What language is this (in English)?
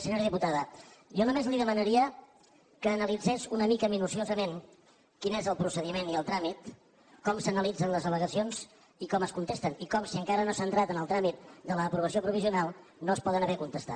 Catalan